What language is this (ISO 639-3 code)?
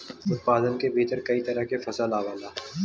bho